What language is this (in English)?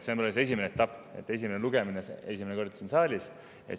Estonian